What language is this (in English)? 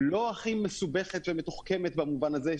Hebrew